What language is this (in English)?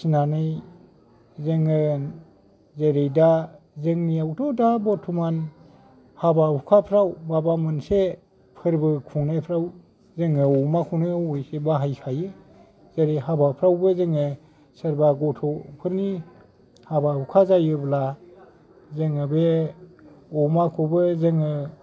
Bodo